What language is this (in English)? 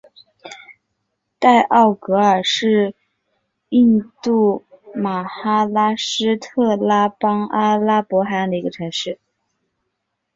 Chinese